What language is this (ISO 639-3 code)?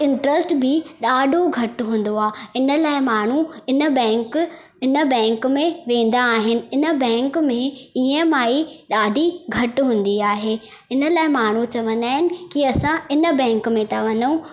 snd